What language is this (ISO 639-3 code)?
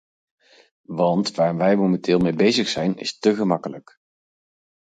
nld